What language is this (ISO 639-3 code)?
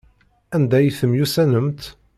kab